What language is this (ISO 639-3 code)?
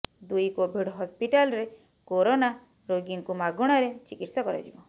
ori